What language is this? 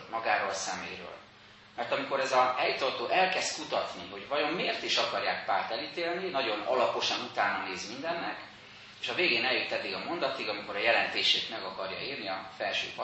Hungarian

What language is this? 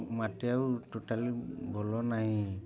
Odia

